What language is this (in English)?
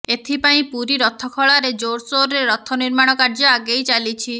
Odia